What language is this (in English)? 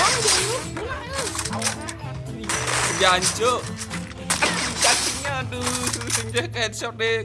Indonesian